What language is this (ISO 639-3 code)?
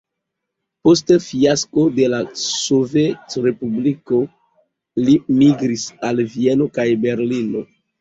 epo